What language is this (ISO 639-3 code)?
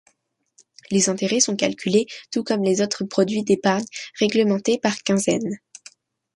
fra